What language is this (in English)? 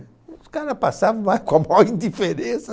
Portuguese